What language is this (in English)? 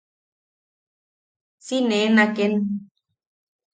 Yaqui